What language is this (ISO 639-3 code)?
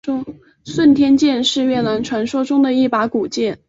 zho